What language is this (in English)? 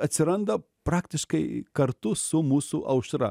Lithuanian